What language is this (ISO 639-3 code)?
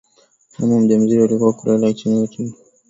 swa